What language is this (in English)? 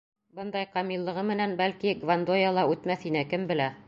Bashkir